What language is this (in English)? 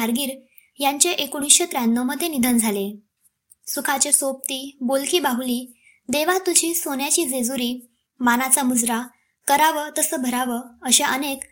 Marathi